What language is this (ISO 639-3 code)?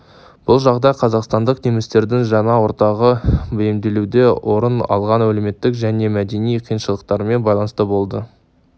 kaz